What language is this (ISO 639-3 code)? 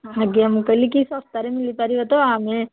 ori